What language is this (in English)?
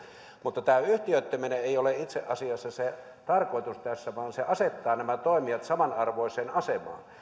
Finnish